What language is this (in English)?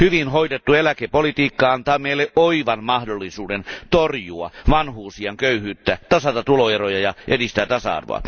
Finnish